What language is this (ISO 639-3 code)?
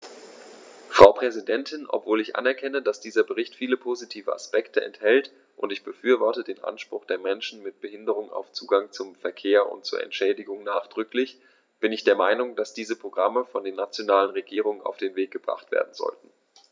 deu